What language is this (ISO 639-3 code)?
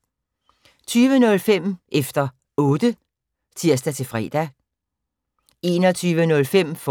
dan